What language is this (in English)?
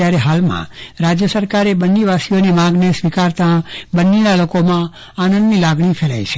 Gujarati